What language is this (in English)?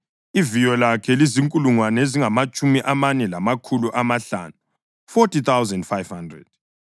North Ndebele